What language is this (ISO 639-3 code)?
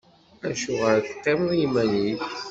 kab